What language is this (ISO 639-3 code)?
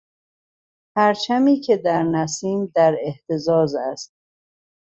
fas